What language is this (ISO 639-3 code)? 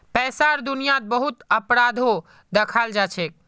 mag